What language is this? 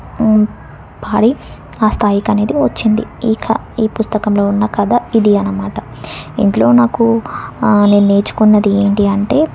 Telugu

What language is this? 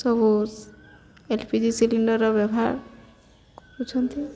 Odia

